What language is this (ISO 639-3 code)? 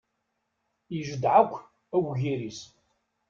kab